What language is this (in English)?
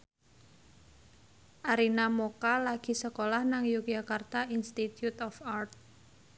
Javanese